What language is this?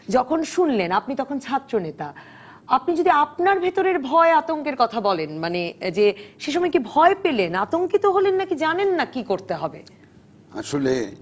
Bangla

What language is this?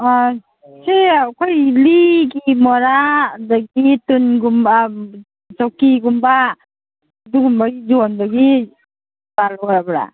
Manipuri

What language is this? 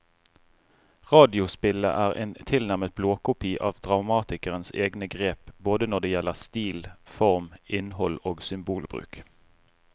Norwegian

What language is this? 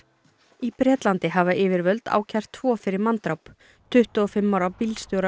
Icelandic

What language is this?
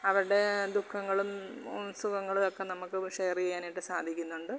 Malayalam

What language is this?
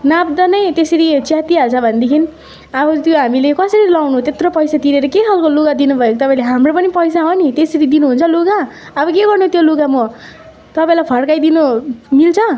Nepali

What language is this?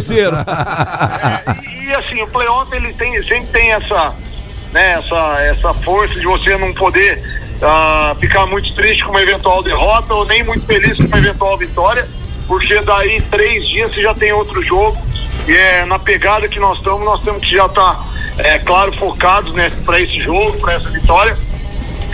Portuguese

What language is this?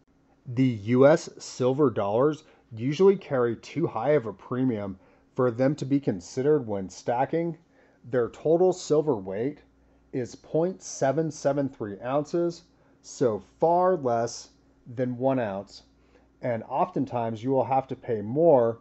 English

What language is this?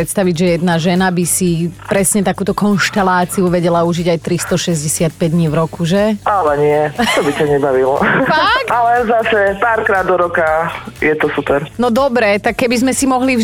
Slovak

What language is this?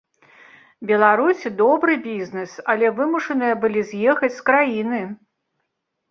Belarusian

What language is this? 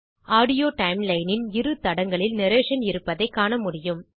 Tamil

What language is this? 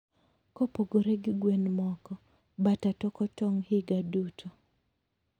Luo (Kenya and Tanzania)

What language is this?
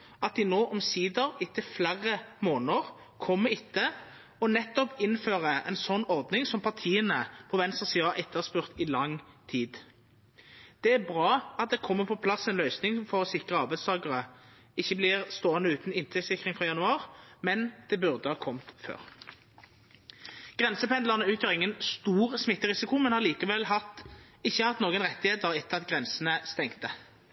Norwegian Nynorsk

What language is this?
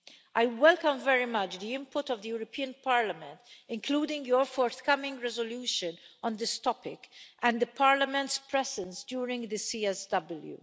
English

